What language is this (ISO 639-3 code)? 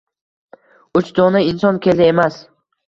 uzb